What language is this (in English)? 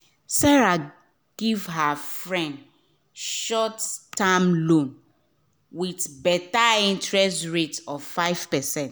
Nigerian Pidgin